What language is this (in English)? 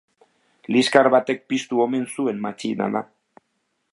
Basque